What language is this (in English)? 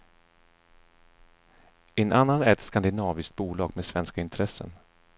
Swedish